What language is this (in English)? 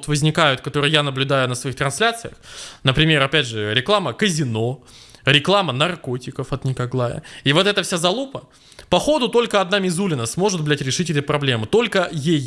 Russian